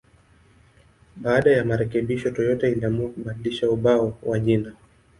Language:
Swahili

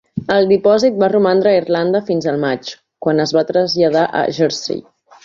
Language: Catalan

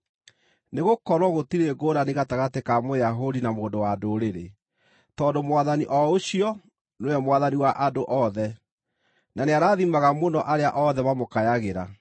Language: Kikuyu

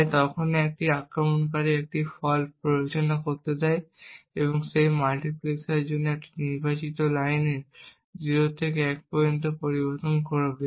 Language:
Bangla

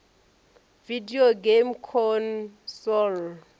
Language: Venda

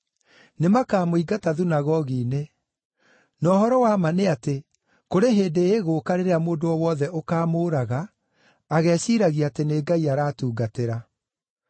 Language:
Kikuyu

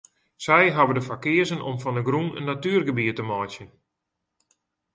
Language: Western Frisian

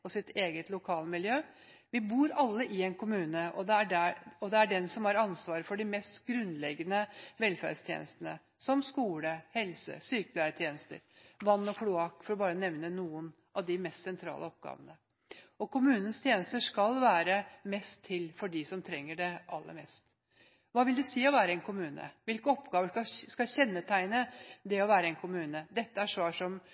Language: Norwegian Bokmål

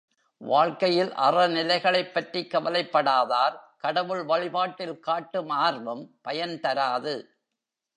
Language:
Tamil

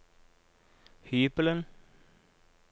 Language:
Norwegian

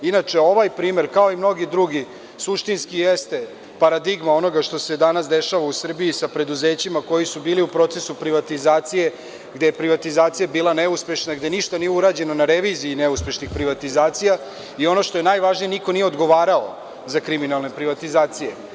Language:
Serbian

